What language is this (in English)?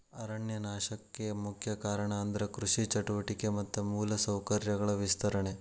Kannada